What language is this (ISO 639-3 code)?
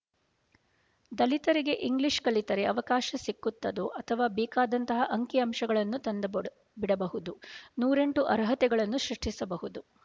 kan